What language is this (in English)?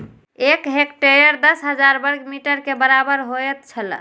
Maithili